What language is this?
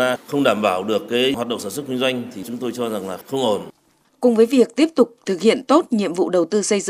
Vietnamese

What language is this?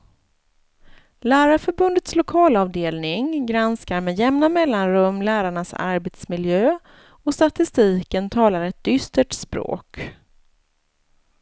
Swedish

